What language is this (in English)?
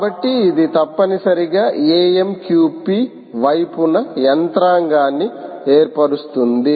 Telugu